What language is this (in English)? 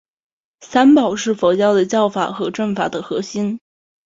Chinese